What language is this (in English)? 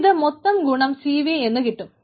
Malayalam